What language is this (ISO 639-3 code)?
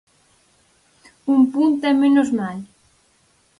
glg